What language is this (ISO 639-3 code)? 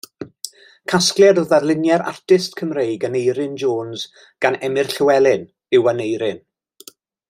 cym